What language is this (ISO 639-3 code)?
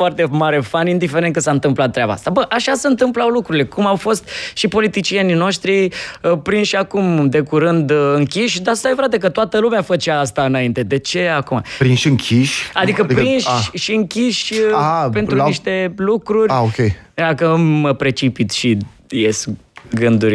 ron